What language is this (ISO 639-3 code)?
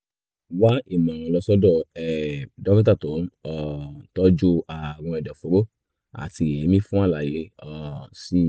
yor